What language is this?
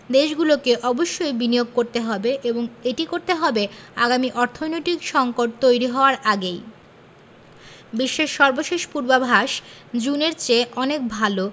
Bangla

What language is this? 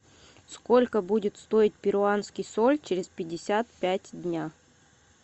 Russian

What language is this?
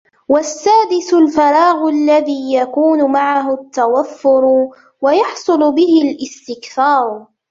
Arabic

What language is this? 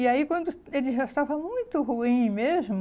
Portuguese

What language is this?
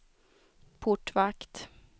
Swedish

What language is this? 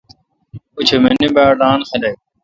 Kalkoti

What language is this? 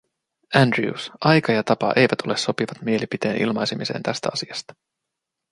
Finnish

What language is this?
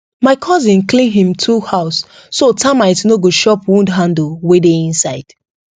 Nigerian Pidgin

